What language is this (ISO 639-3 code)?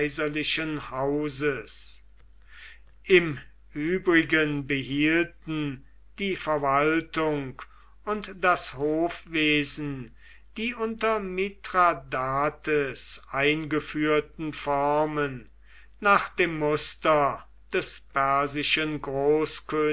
deu